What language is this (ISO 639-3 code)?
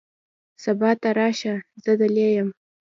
pus